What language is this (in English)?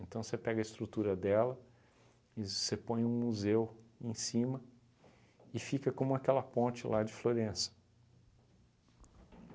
Portuguese